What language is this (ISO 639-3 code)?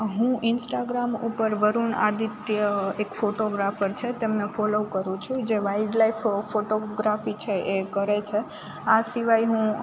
guj